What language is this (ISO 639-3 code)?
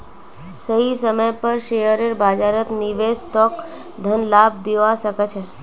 mag